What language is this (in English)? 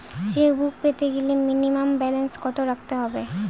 Bangla